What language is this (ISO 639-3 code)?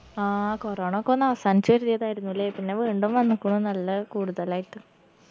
mal